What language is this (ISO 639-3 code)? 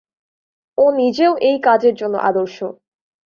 ben